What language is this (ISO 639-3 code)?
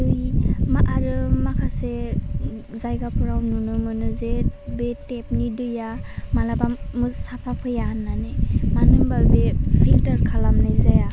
brx